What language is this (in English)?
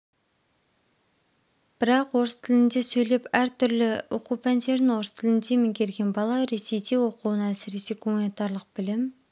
Kazakh